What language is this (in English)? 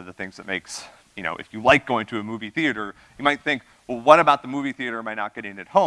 English